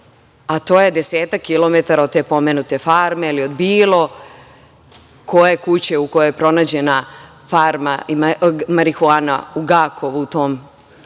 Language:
Serbian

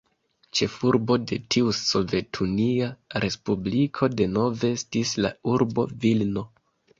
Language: Esperanto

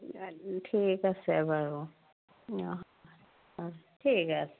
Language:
Assamese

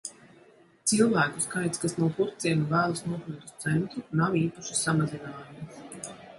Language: Latvian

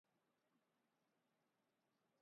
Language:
Urdu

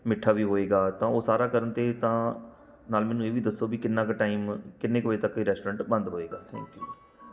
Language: Punjabi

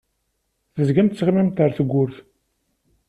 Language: Kabyle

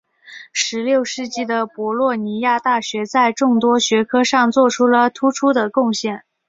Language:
Chinese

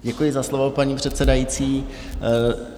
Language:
Czech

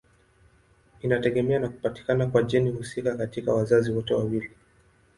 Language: Swahili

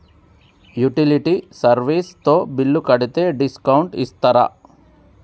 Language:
Telugu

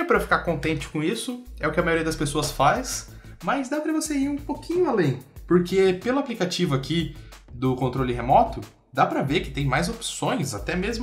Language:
Portuguese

